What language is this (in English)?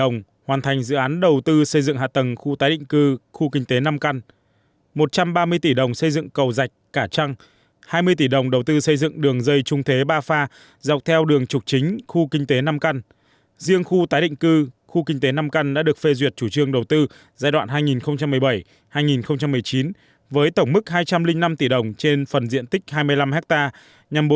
Vietnamese